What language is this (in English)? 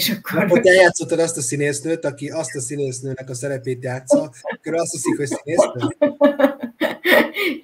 Hungarian